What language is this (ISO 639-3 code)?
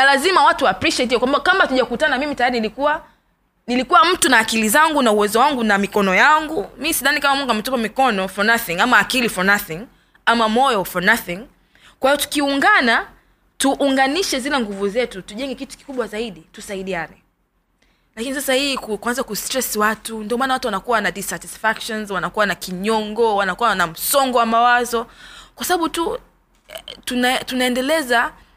swa